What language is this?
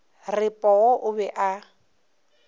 Northern Sotho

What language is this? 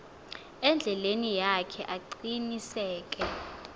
Xhosa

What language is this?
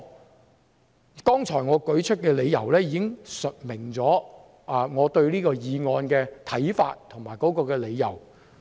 Cantonese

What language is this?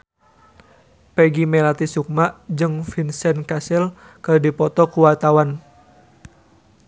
Sundanese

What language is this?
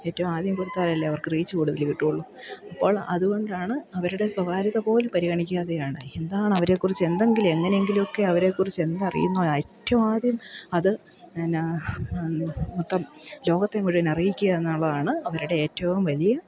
Malayalam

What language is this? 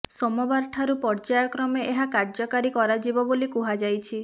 Odia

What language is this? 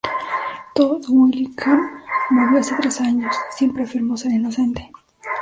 Spanish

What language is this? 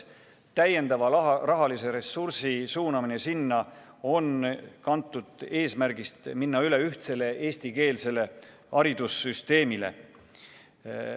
Estonian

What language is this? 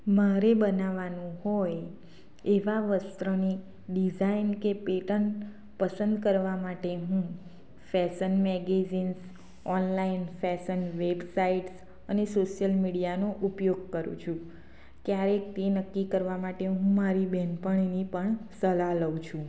Gujarati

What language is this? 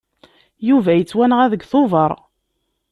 Kabyle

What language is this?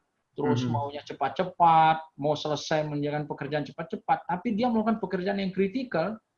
Indonesian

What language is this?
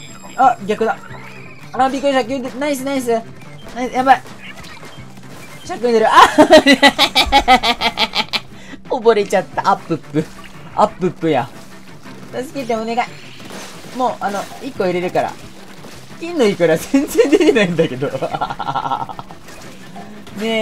Japanese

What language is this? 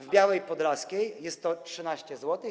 Polish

